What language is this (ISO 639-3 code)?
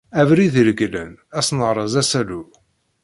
kab